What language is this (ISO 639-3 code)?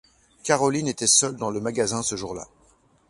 fra